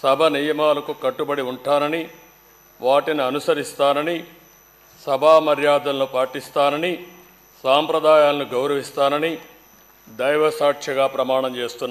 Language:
Telugu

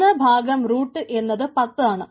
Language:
Malayalam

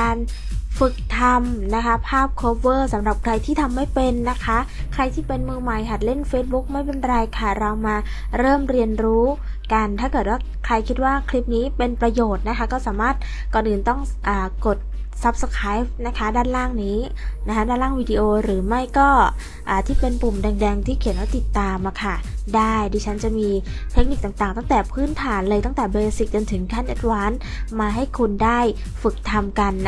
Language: Thai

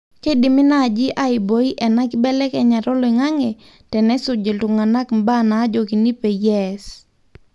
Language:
Masai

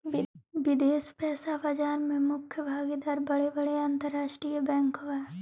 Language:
Magahi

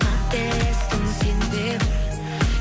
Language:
Kazakh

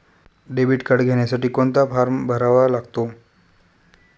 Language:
Marathi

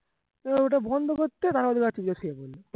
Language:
Bangla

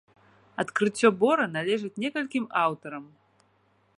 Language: Belarusian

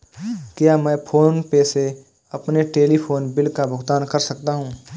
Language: Hindi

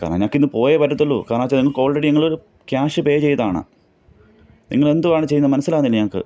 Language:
Malayalam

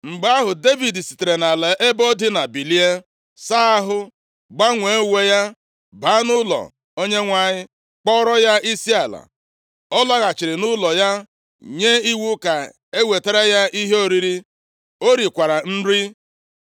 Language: Igbo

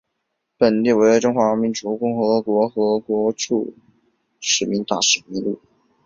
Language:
Chinese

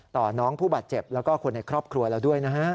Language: Thai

